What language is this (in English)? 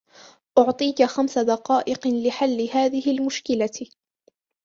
Arabic